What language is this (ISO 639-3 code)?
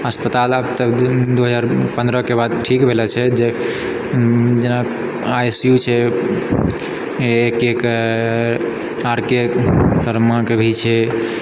mai